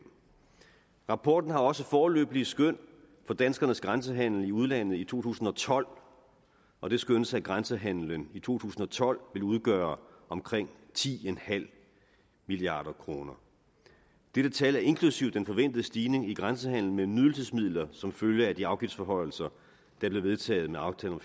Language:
Danish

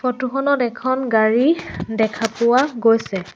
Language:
Assamese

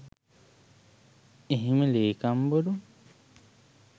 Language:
Sinhala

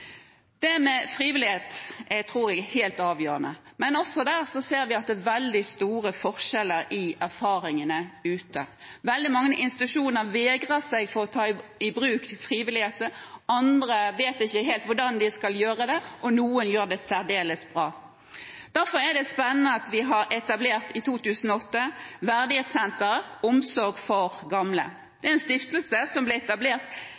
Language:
Norwegian Nynorsk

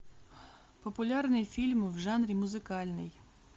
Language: Russian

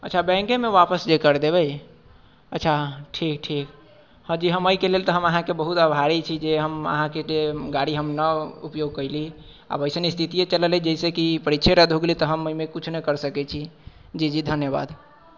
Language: Maithili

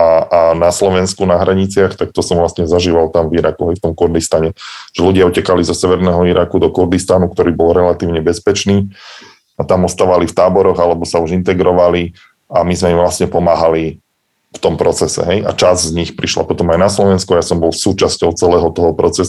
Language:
Slovak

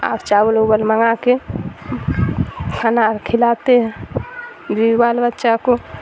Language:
Urdu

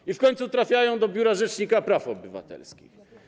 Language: Polish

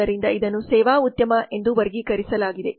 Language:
Kannada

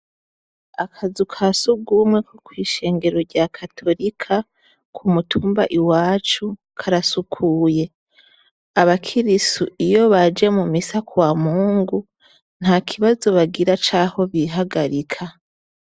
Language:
Rundi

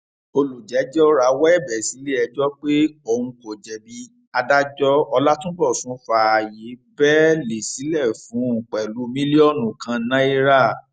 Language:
Yoruba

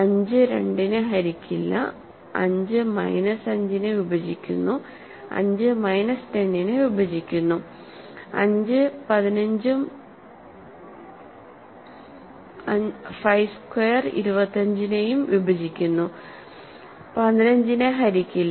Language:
Malayalam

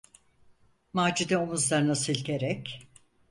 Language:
Turkish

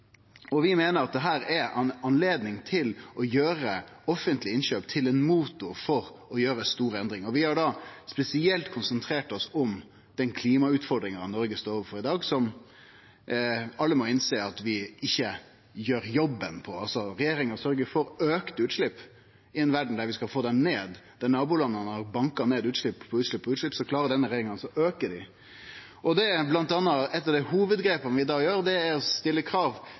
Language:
Norwegian Nynorsk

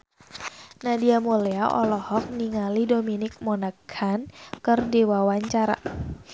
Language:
Sundanese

